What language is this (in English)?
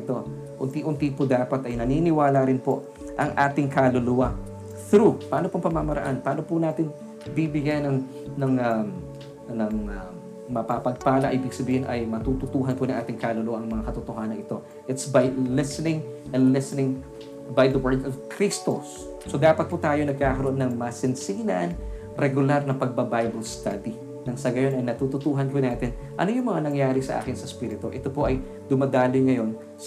Filipino